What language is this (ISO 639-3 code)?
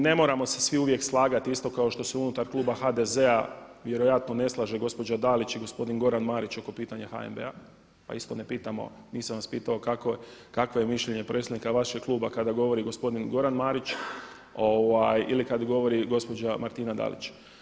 hrv